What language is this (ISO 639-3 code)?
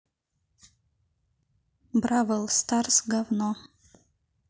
rus